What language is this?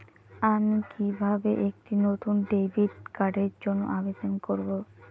Bangla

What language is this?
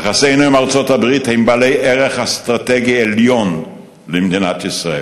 Hebrew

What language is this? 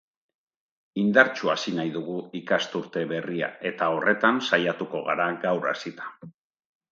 Basque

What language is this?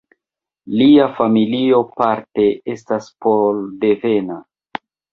Esperanto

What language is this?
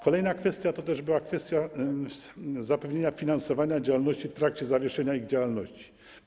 Polish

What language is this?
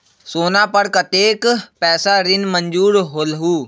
Magahi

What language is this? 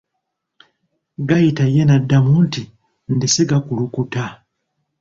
Ganda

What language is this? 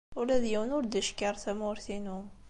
Kabyle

